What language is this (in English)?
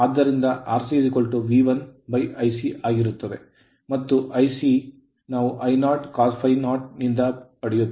Kannada